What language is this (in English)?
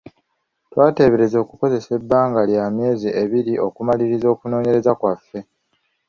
Ganda